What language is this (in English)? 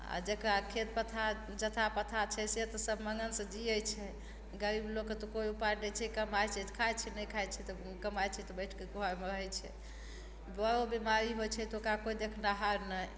Maithili